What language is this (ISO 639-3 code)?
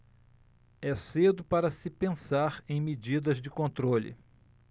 por